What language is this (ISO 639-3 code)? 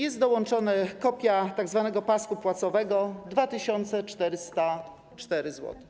pol